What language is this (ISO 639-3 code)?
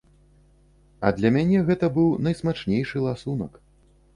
bel